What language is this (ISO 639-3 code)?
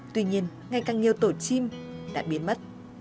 vie